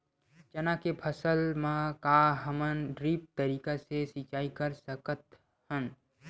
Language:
Chhattisgarhi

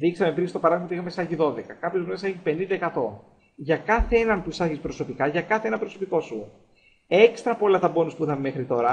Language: Greek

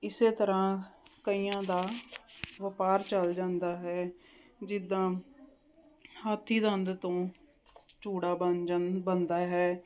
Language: Punjabi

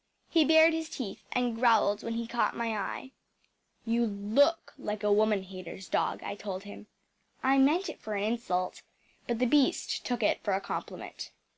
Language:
English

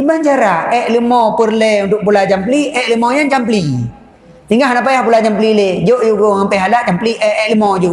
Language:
Malay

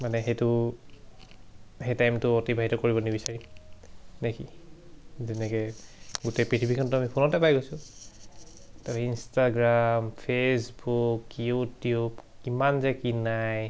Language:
Assamese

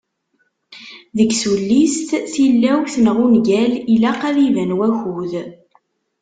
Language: Kabyle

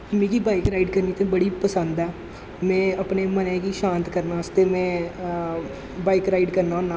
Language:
Dogri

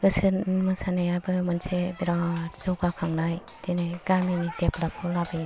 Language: Bodo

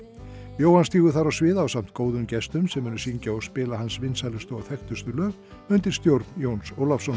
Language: Icelandic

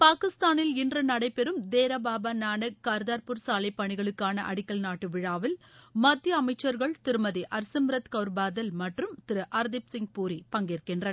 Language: Tamil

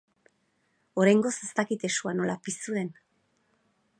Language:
Basque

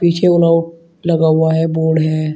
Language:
Hindi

